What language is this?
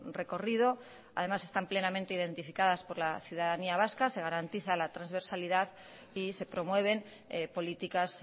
Spanish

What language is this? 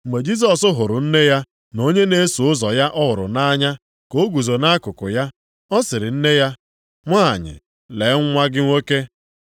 Igbo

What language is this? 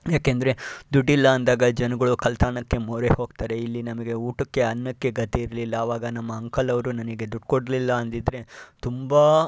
Kannada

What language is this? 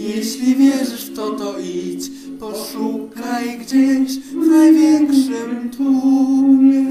Ukrainian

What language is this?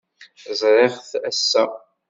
Kabyle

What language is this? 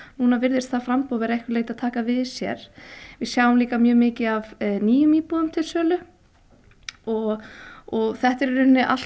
Icelandic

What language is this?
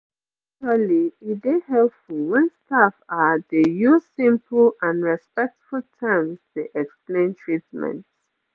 Nigerian Pidgin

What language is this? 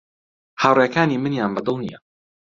Central Kurdish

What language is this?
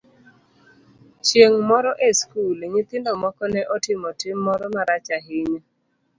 Luo (Kenya and Tanzania)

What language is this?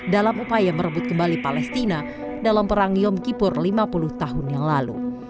Indonesian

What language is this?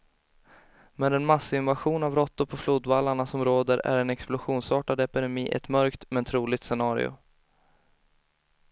Swedish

